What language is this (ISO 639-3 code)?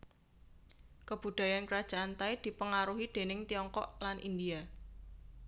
jav